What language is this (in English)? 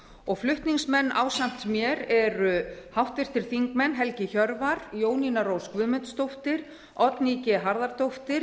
Icelandic